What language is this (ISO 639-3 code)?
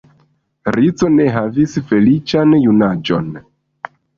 epo